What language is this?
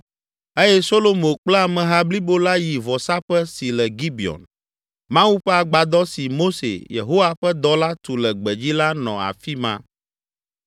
Ewe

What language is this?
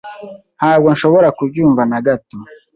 Kinyarwanda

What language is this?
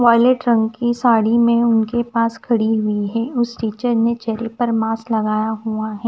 Hindi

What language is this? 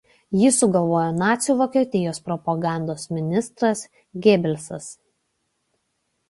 Lithuanian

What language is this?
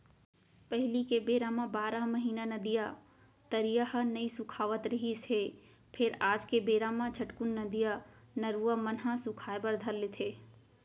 Chhattisgarhi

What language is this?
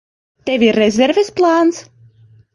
Latvian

